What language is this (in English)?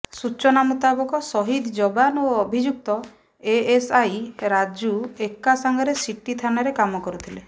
Odia